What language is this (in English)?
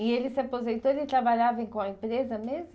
Portuguese